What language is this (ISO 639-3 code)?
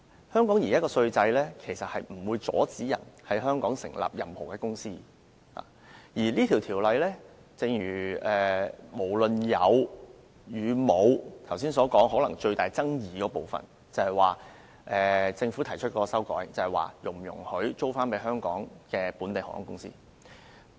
yue